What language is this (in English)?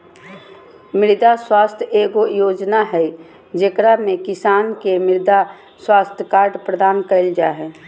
Magahi